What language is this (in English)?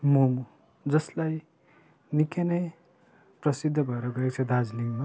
Nepali